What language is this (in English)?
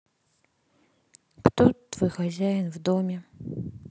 Russian